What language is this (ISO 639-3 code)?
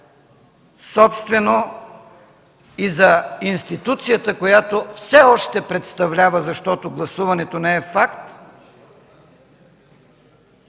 bul